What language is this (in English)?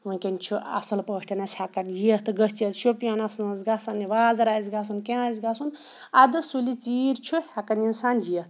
Kashmiri